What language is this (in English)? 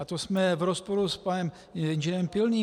Czech